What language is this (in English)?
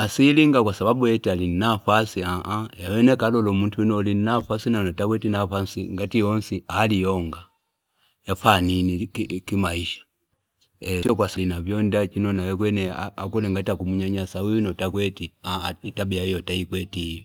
Fipa